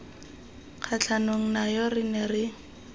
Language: Tswana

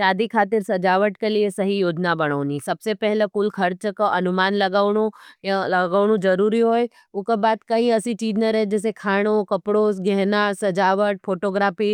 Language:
Nimadi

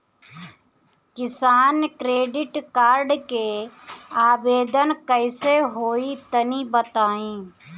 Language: Bhojpuri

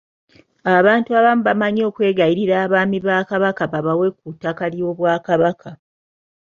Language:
Ganda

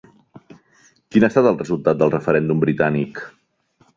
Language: Catalan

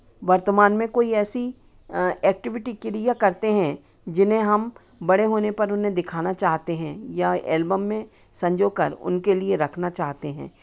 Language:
Hindi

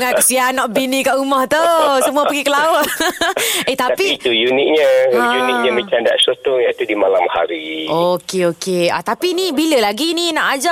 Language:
Malay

